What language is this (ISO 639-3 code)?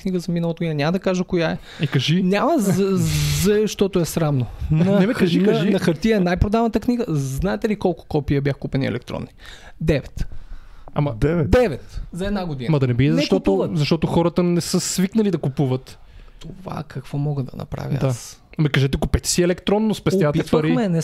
bul